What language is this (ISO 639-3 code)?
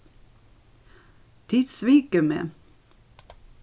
fao